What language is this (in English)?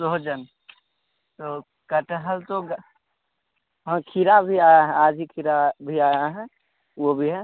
Hindi